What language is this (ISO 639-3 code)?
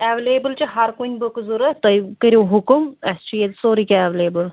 kas